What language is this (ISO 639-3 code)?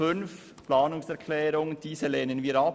gsw